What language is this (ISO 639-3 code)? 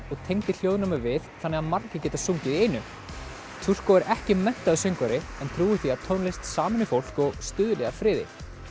isl